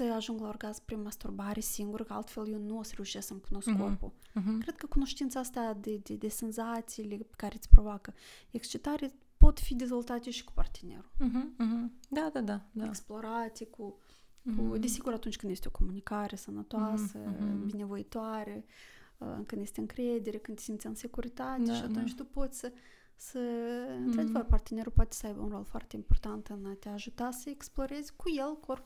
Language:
Romanian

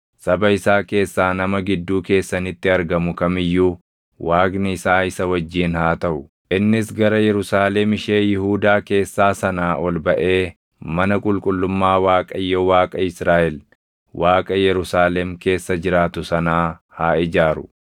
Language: Oromo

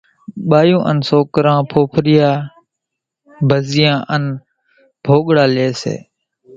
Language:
Kachi Koli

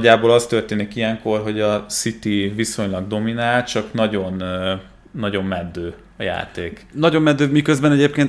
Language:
Hungarian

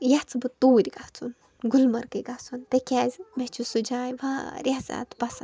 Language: Kashmiri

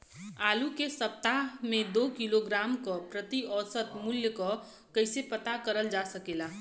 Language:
Bhojpuri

